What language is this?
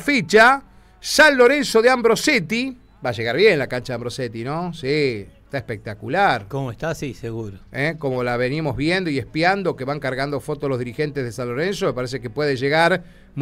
Spanish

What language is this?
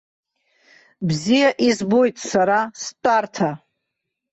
Abkhazian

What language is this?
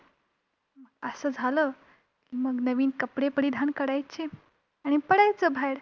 Marathi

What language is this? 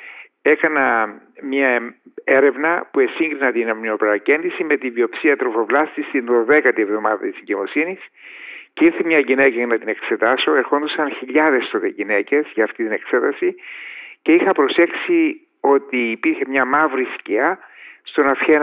Greek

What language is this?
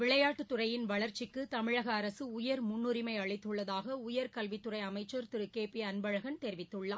Tamil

